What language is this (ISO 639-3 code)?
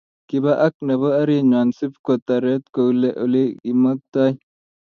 kln